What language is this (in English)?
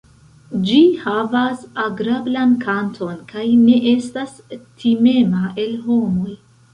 Esperanto